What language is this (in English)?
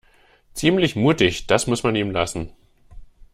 German